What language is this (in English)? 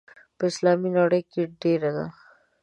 Pashto